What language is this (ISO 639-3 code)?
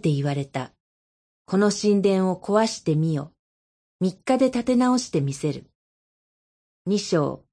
jpn